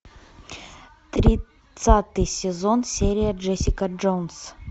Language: Russian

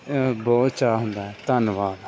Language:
Punjabi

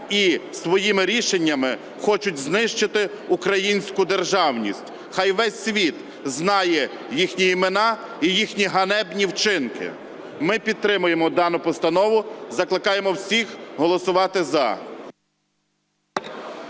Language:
Ukrainian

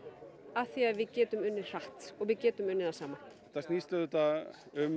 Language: Icelandic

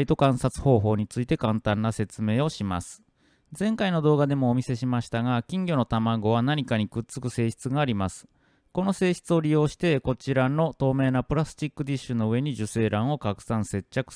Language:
Japanese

